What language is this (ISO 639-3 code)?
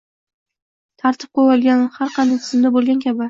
uzb